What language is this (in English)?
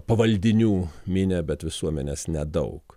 Lithuanian